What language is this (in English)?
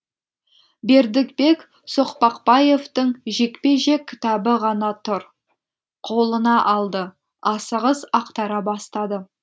Kazakh